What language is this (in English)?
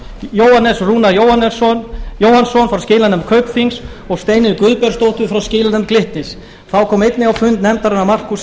Icelandic